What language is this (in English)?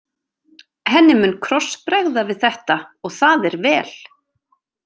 Icelandic